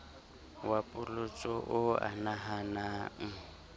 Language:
Southern Sotho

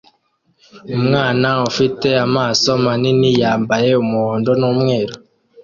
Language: Kinyarwanda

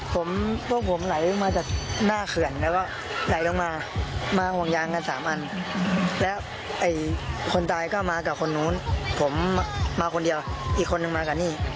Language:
Thai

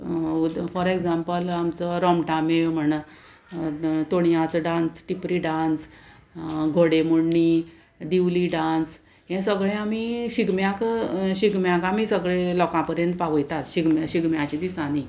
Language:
Konkani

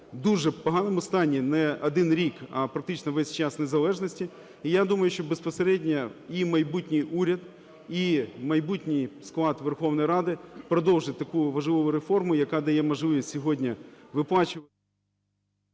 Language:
Ukrainian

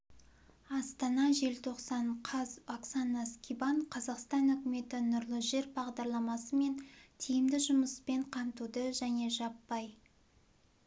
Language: Kazakh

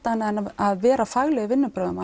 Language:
Icelandic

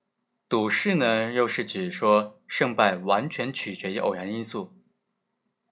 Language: Chinese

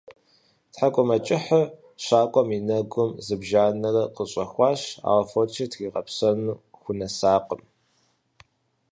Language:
Kabardian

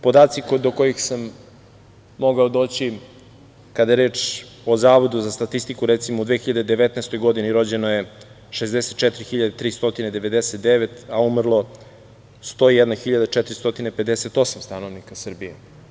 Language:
Serbian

